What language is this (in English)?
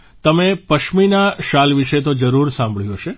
Gujarati